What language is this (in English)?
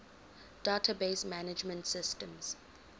English